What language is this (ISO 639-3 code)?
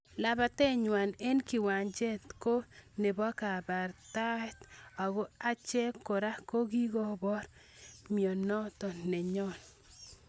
kln